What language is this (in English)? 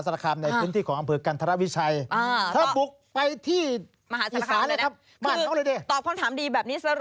Thai